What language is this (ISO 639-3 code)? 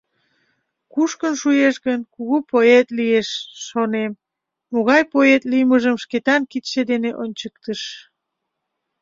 chm